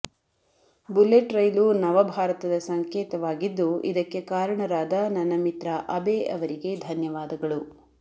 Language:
Kannada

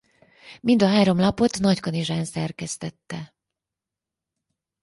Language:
Hungarian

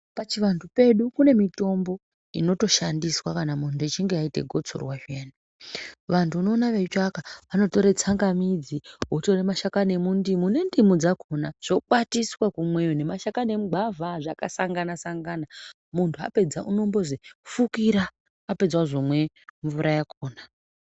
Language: Ndau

